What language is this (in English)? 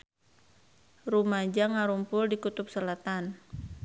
Sundanese